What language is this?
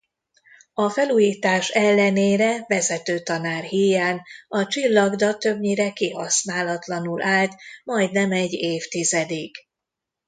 Hungarian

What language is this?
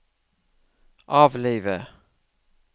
Norwegian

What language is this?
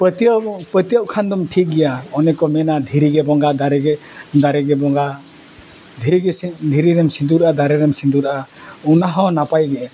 Santali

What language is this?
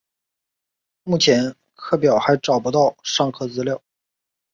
Chinese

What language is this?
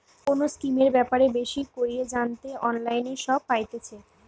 Bangla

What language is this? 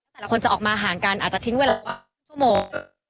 Thai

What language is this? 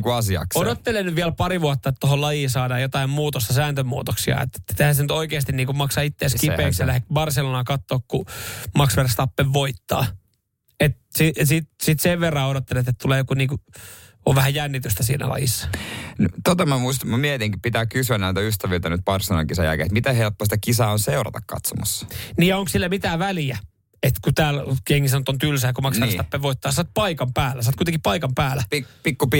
Finnish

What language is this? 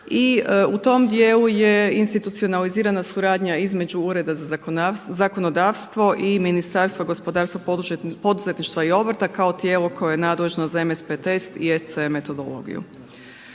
Croatian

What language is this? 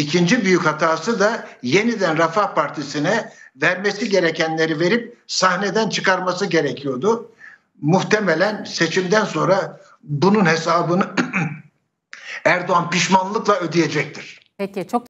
Turkish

